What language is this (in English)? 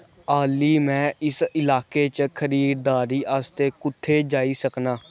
Dogri